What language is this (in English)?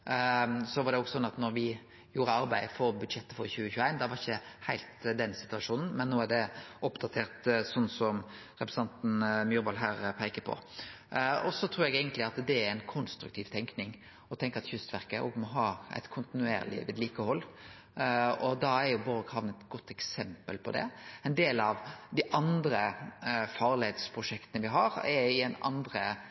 Norwegian Nynorsk